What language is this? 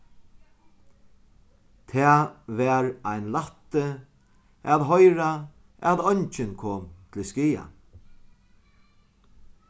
Faroese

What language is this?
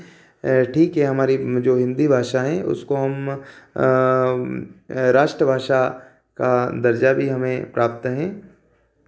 Hindi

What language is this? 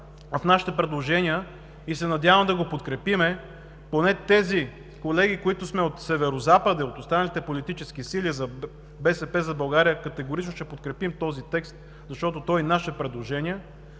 Bulgarian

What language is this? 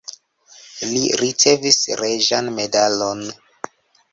Esperanto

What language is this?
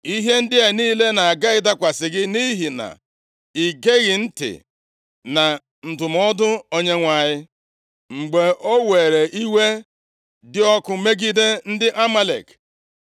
Igbo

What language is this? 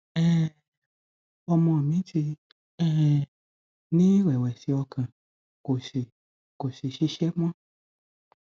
Yoruba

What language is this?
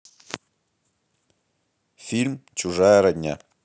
Russian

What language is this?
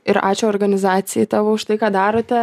Lithuanian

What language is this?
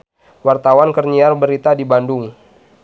Sundanese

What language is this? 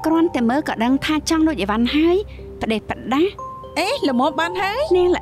Thai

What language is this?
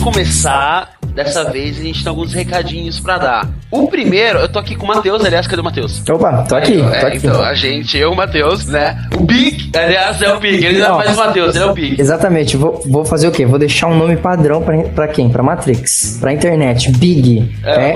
Portuguese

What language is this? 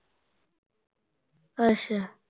Punjabi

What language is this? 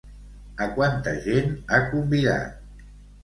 Catalan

